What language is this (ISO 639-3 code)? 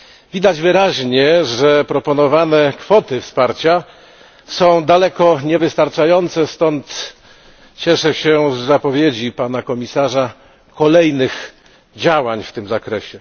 pol